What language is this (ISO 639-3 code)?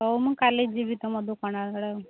ori